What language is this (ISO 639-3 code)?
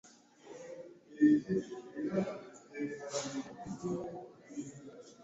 lug